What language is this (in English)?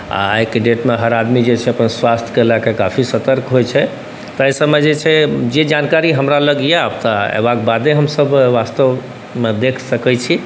Maithili